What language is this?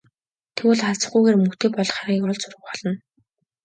Mongolian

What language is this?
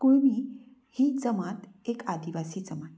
Konkani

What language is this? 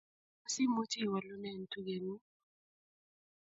Kalenjin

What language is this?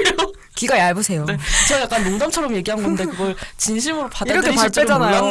Korean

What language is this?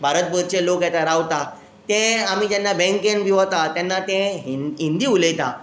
Konkani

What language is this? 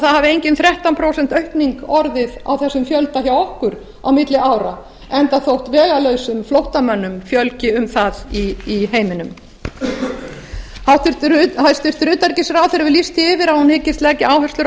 Icelandic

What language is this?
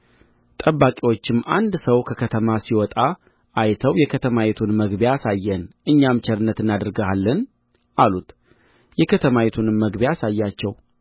Amharic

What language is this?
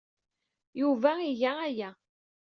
Kabyle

